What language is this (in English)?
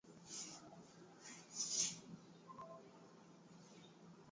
Swahili